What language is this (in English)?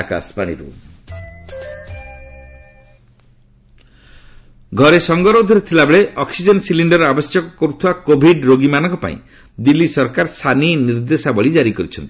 Odia